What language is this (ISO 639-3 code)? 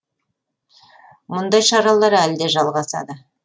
kaz